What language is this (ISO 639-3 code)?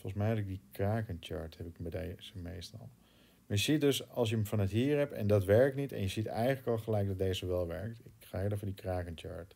nld